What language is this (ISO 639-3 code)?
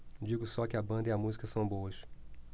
por